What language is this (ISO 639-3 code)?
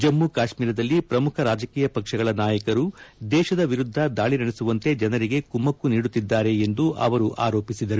kan